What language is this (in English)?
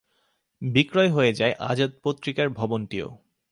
Bangla